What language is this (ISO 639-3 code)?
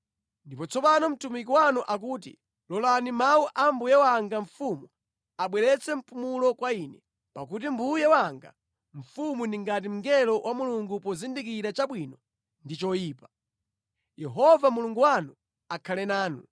nya